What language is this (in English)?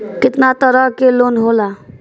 Bhojpuri